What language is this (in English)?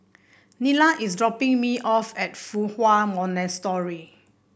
English